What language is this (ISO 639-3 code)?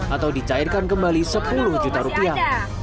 ind